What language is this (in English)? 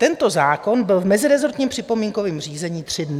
Czech